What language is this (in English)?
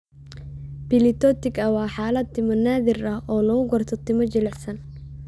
Somali